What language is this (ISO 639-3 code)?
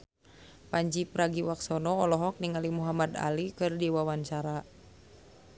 sun